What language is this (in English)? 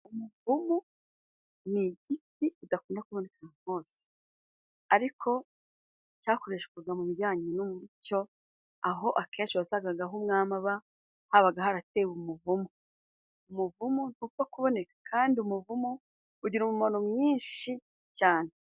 Kinyarwanda